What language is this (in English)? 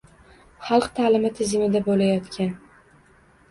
Uzbek